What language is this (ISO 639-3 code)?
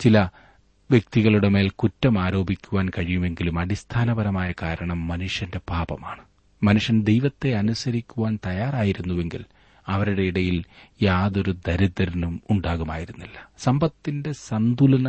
mal